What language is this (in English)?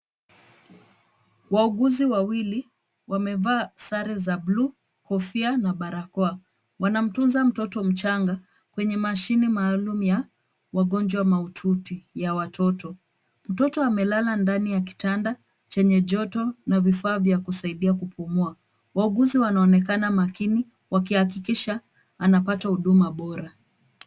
Swahili